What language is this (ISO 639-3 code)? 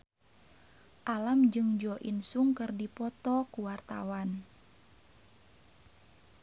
sun